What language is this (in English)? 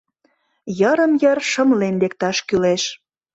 Mari